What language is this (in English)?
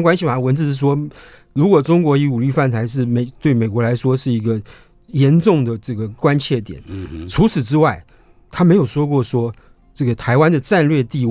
Chinese